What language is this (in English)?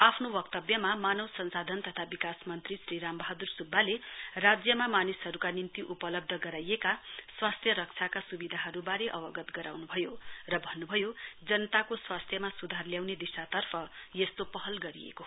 Nepali